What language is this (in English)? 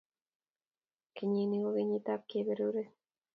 Kalenjin